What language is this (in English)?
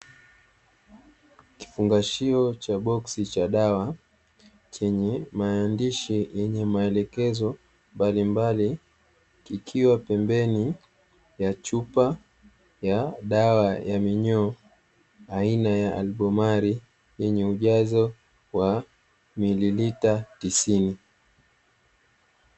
Swahili